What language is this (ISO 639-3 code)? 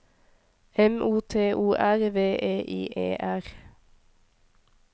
nor